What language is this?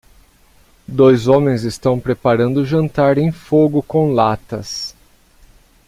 Portuguese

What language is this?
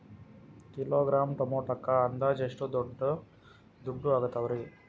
Kannada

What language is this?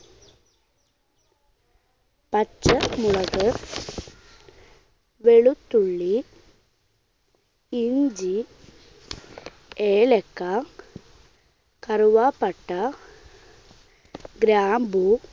Malayalam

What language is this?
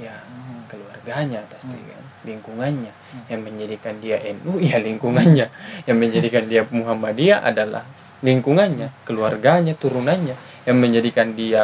Indonesian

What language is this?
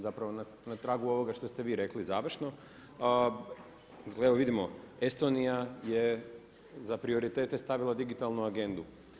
Croatian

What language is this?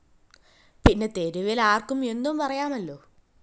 Malayalam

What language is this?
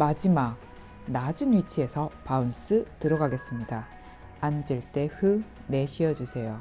Korean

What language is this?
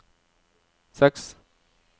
Norwegian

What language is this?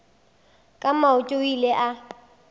Northern Sotho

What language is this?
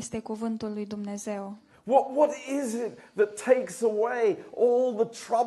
Romanian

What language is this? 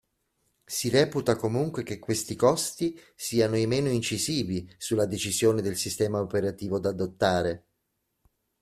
Italian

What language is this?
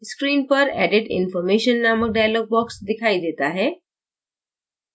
Hindi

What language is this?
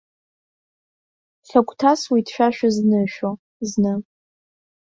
Abkhazian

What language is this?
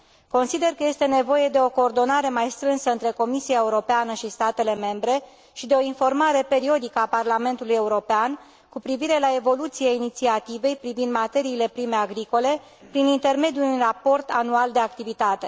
Romanian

